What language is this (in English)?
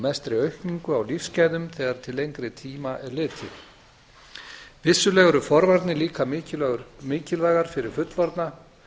Icelandic